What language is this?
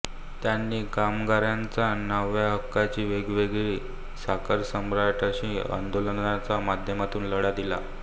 Marathi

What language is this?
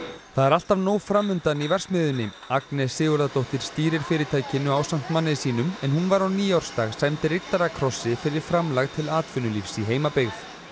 Icelandic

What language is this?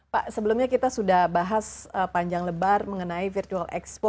Indonesian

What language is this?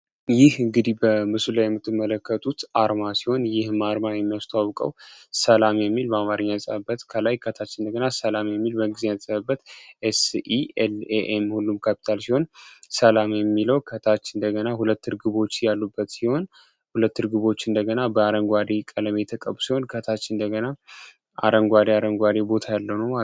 Amharic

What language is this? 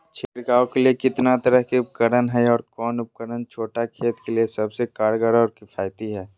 Magahi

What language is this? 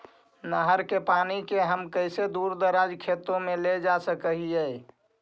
Magahi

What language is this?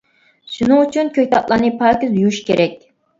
Uyghur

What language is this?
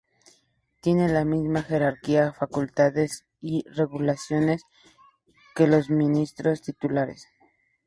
Spanish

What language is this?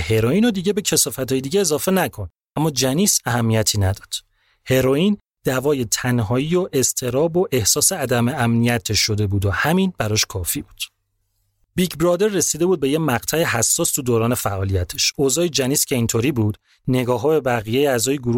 Persian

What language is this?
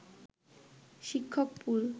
Bangla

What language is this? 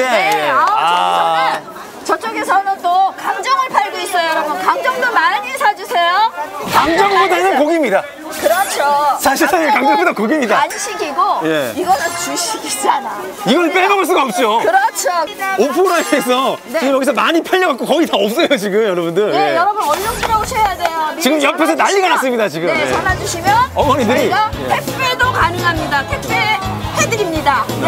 Korean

